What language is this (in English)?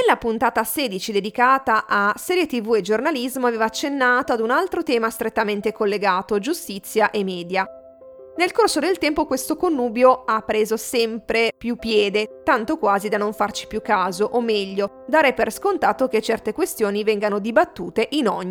Italian